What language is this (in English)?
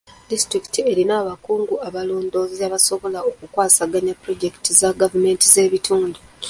Ganda